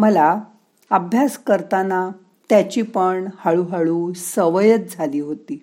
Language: Marathi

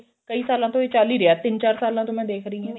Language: Punjabi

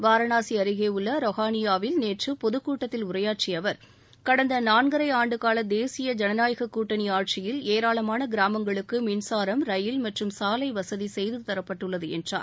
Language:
Tamil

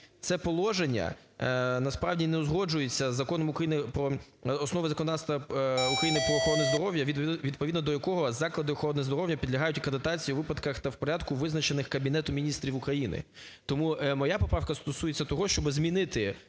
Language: Ukrainian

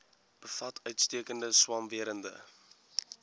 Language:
Afrikaans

